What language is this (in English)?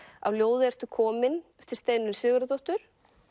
Icelandic